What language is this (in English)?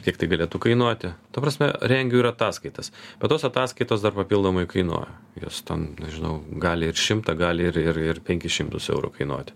Lithuanian